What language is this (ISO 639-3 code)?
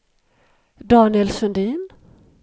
swe